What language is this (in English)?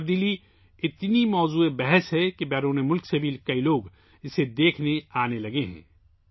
Urdu